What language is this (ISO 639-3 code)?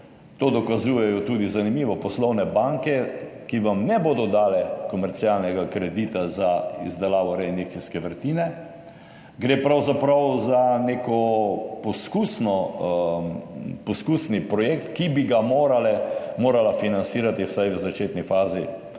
slv